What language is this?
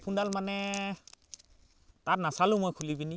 Assamese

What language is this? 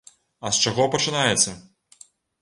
Belarusian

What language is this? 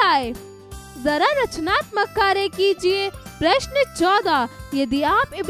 Hindi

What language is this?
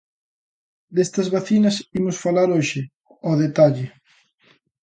Galician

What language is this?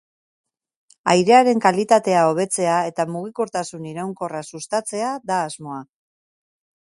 Basque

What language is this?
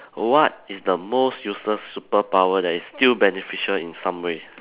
English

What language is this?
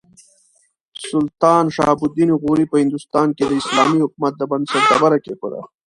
Pashto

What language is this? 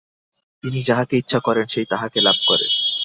Bangla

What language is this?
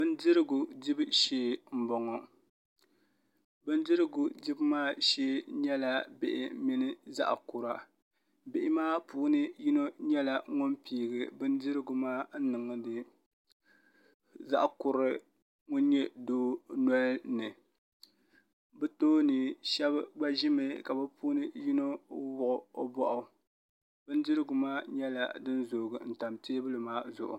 Dagbani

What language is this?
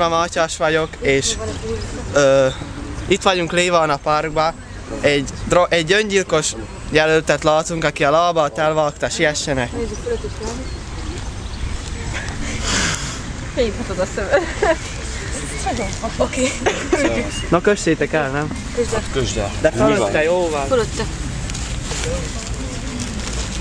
Hungarian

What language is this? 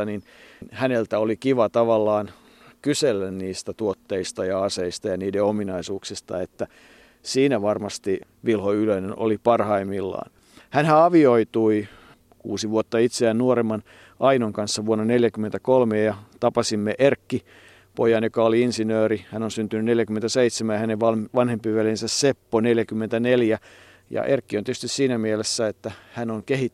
Finnish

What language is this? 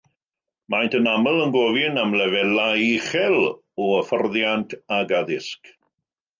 Welsh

